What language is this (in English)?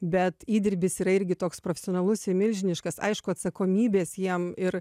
Lithuanian